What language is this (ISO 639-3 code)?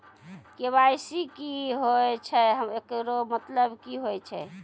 mai